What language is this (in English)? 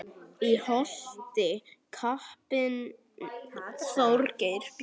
Icelandic